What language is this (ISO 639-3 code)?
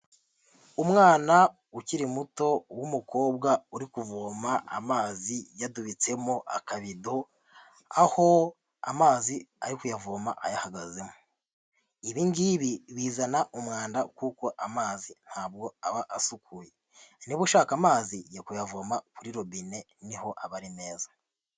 kin